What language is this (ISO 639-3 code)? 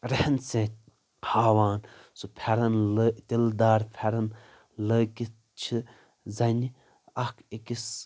kas